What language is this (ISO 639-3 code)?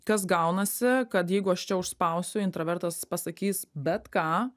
lit